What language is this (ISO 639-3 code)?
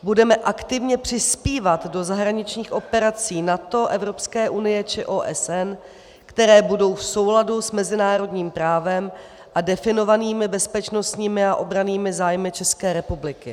ces